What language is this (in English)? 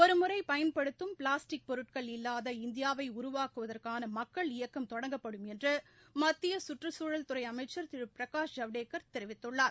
Tamil